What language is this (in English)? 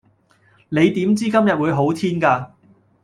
Cantonese